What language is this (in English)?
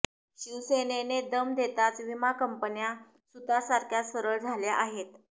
Marathi